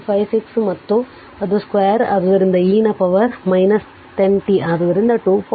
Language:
Kannada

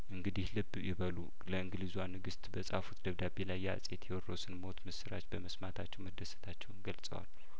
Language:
Amharic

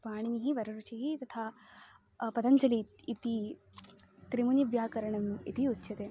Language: Sanskrit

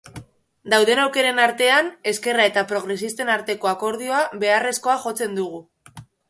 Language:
Basque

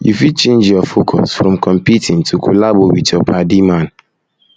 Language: Nigerian Pidgin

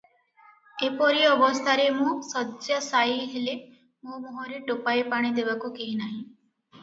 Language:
Odia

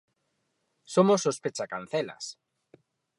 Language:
Galician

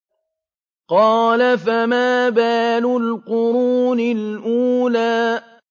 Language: Arabic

